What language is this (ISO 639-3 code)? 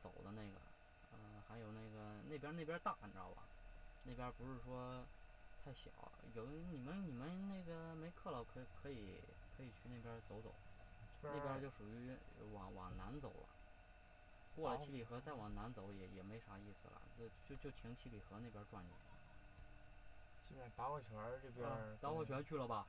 zho